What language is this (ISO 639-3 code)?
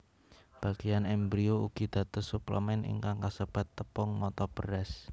jav